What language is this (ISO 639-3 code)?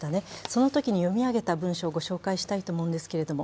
jpn